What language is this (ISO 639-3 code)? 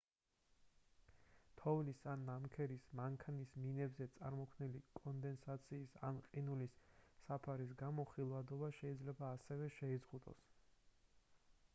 kat